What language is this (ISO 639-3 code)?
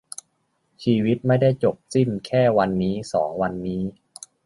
tha